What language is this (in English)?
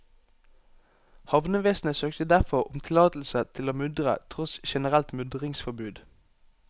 Norwegian